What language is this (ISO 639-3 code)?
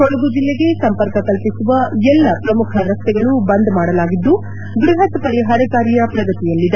kan